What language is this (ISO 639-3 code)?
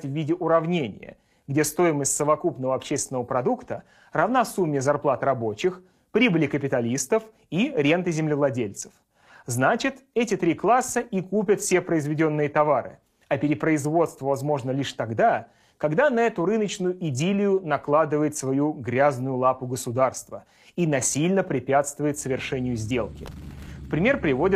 rus